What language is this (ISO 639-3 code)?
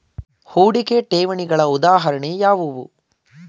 kan